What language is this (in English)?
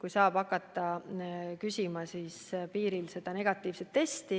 Estonian